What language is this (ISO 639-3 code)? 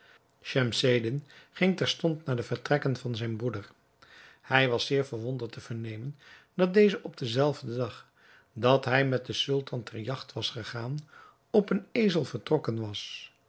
nld